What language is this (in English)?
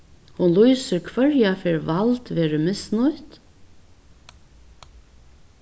Faroese